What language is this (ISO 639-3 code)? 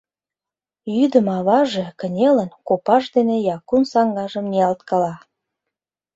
chm